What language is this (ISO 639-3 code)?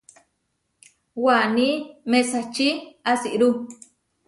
var